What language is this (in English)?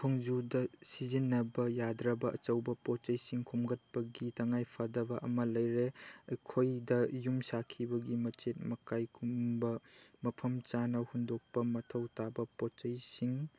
Manipuri